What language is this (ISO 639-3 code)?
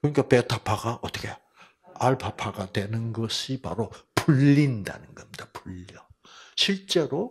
kor